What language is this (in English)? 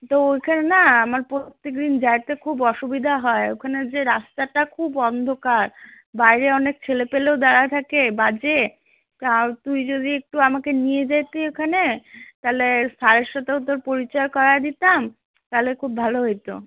Bangla